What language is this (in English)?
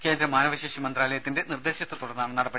Malayalam